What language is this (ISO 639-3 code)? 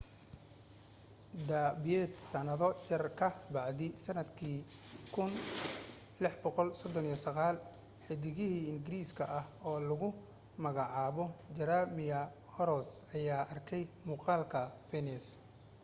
som